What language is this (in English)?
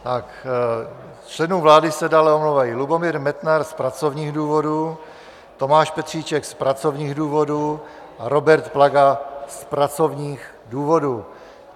Czech